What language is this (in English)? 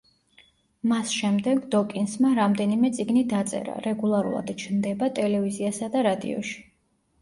Georgian